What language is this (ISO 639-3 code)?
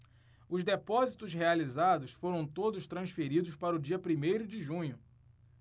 por